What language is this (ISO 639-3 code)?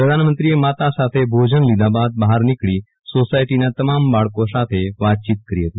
guj